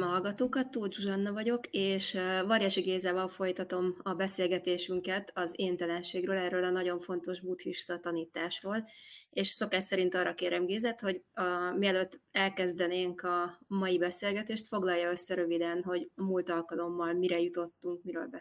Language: Hungarian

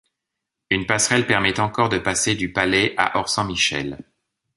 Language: French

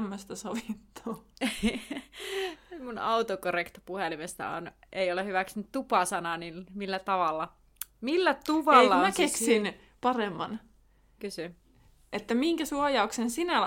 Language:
Finnish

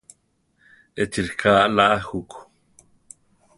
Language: Central Tarahumara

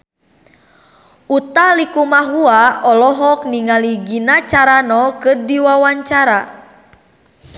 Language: Sundanese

